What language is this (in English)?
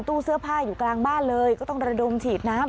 Thai